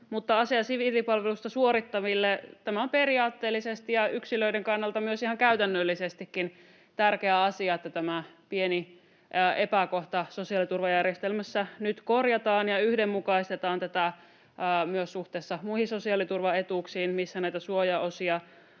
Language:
Finnish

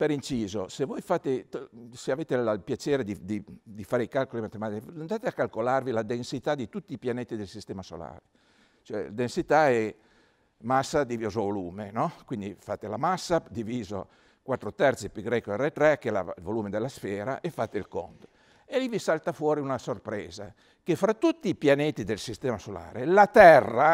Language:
Italian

